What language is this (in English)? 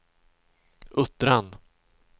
Swedish